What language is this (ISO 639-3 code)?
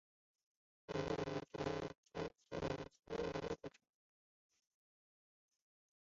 zho